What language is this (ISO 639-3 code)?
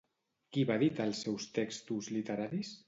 cat